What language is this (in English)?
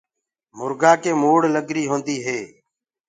Gurgula